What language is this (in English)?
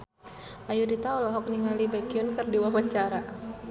Sundanese